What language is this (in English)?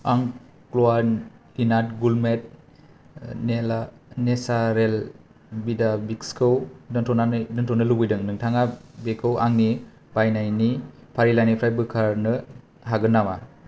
Bodo